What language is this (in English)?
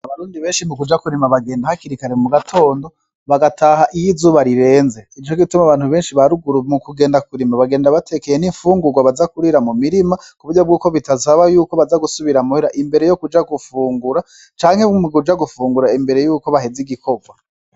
Rundi